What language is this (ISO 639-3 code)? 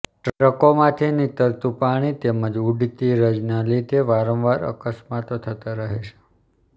guj